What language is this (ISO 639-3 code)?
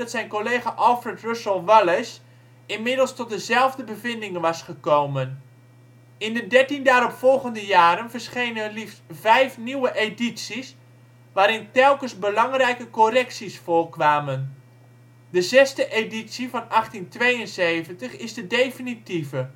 nld